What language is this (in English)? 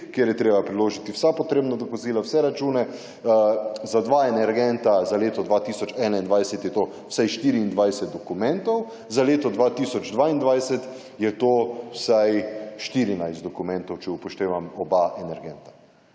Slovenian